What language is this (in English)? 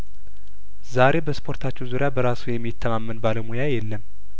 Amharic